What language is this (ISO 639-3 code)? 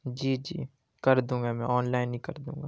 urd